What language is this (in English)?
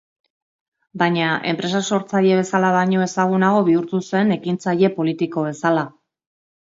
Basque